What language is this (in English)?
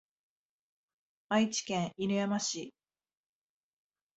Japanese